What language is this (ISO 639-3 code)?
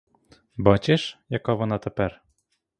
ukr